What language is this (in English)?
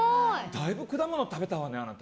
Japanese